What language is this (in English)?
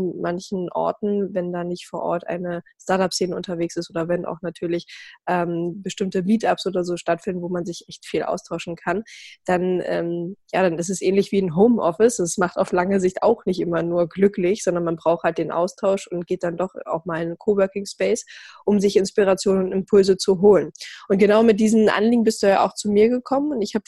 German